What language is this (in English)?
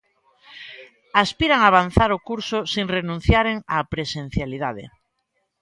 Galician